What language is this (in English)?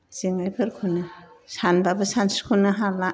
Bodo